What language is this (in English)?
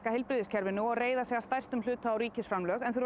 Icelandic